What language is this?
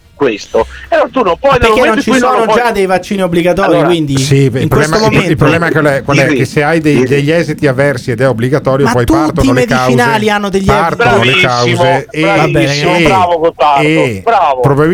Italian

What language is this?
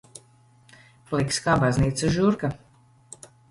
Latvian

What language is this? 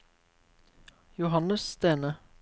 Norwegian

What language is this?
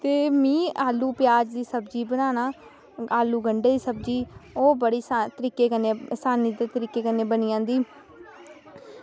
Dogri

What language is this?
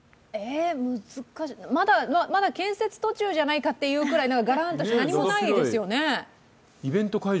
Japanese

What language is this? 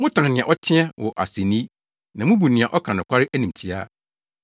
Akan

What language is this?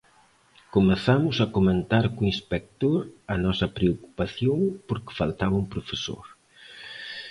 Galician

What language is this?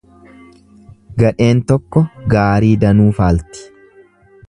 Oromo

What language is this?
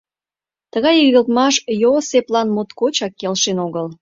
Mari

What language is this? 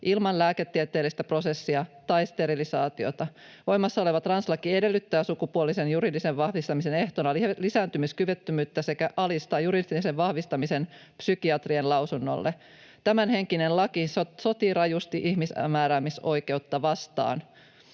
Finnish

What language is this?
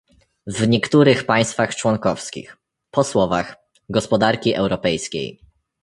Polish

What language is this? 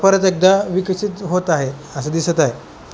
Marathi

